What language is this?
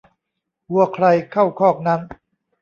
Thai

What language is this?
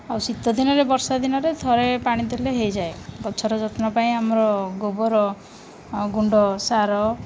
Odia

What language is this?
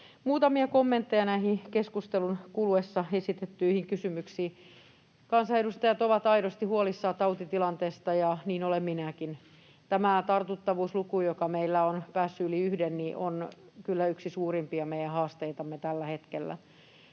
Finnish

